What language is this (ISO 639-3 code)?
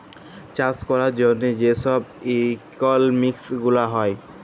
ben